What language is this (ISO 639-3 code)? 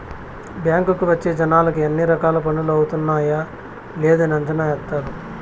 tel